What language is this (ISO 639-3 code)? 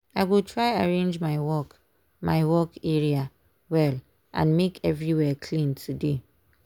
pcm